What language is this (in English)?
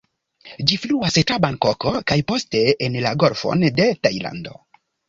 Esperanto